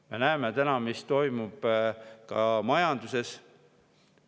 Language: Estonian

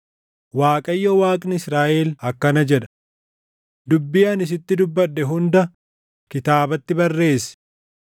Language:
Oromo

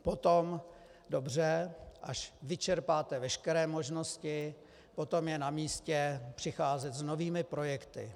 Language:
Czech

